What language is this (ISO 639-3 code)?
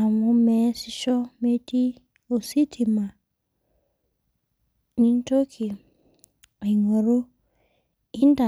mas